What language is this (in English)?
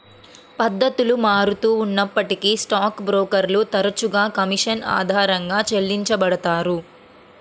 Telugu